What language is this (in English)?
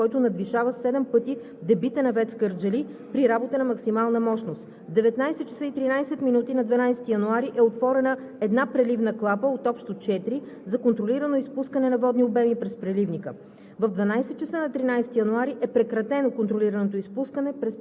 Bulgarian